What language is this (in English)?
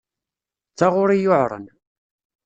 Kabyle